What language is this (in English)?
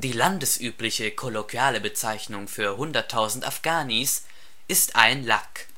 German